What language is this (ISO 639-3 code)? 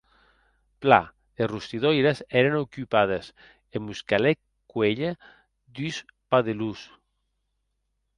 oci